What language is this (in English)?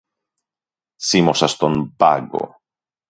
Greek